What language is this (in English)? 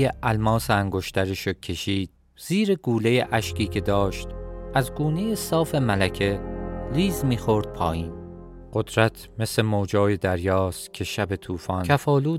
Persian